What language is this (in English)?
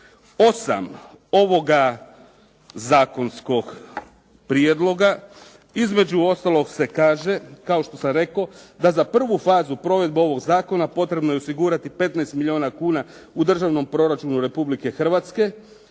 Croatian